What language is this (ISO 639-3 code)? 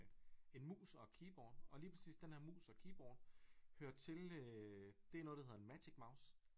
dan